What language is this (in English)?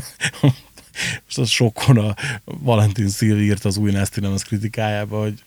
Hungarian